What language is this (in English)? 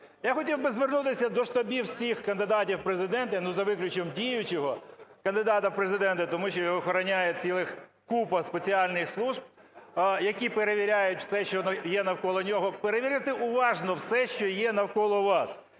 Ukrainian